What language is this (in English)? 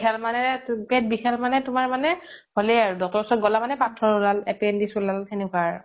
Assamese